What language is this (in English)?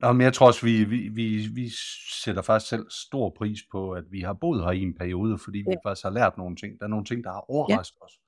Danish